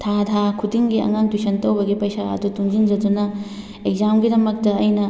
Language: Manipuri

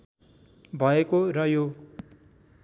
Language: Nepali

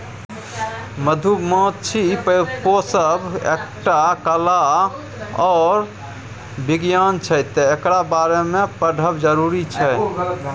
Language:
Maithili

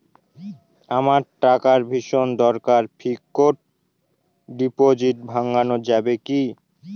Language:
Bangla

